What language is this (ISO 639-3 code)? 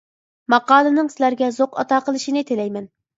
uig